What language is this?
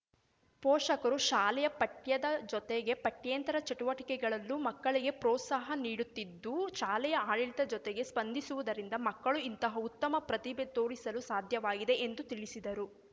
Kannada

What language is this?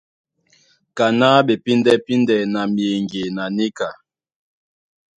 Duala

